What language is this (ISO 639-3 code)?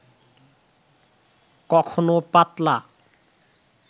ben